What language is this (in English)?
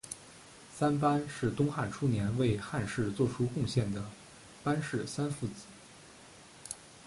Chinese